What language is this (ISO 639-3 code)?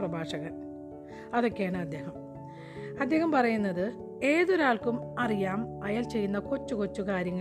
mal